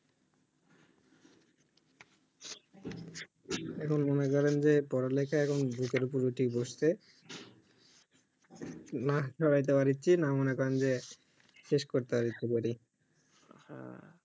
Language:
Bangla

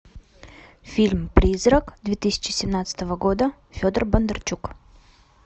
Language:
Russian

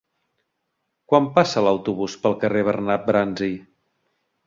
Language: Catalan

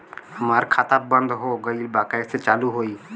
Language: Bhojpuri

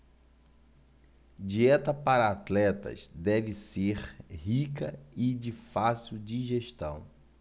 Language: Portuguese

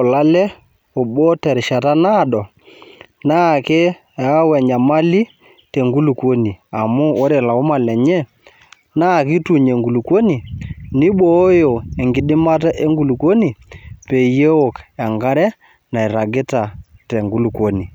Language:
Masai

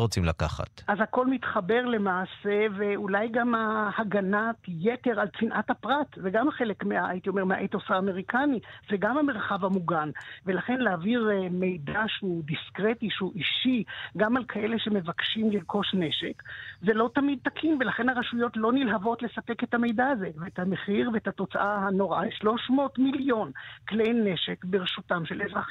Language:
Hebrew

